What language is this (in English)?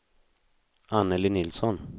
Swedish